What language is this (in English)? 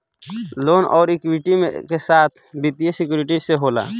Bhojpuri